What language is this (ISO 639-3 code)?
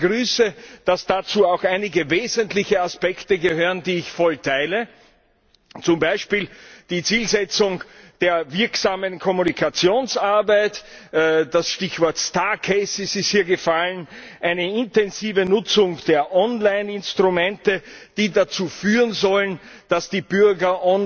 deu